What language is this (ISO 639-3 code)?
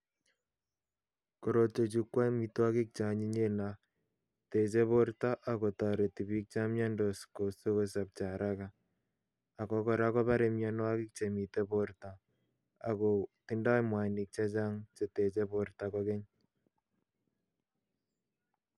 kln